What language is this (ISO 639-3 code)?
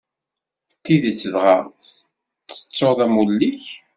kab